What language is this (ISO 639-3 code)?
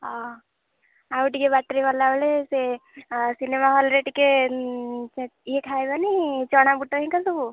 ori